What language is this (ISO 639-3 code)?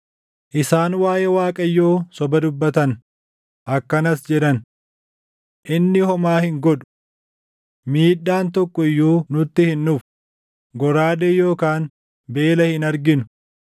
orm